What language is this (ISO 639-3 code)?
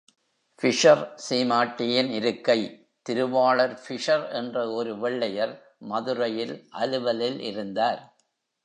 tam